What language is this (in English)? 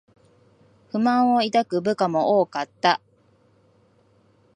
Japanese